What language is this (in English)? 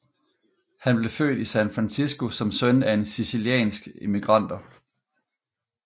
Danish